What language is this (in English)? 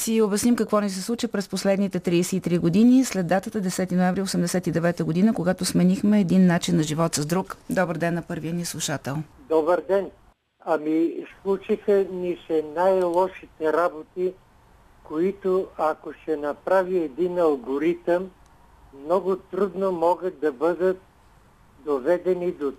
Bulgarian